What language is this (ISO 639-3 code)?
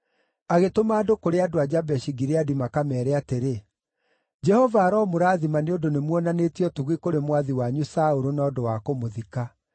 kik